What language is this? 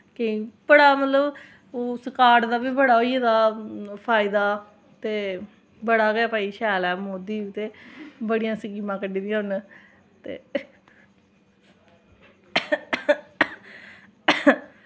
Dogri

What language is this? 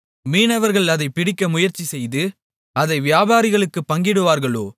Tamil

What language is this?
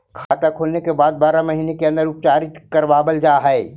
Magahi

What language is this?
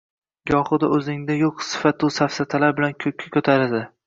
Uzbek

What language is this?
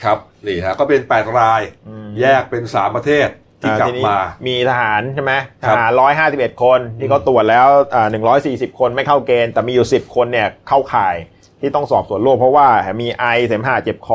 Thai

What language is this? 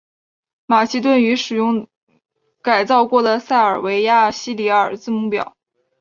Chinese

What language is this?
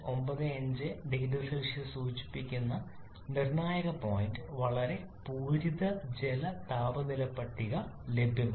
Malayalam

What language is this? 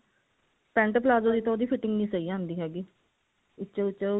Punjabi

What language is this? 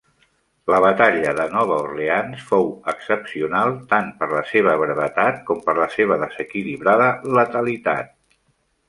Catalan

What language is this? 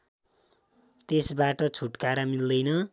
Nepali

